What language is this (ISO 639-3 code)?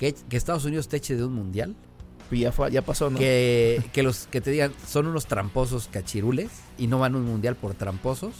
spa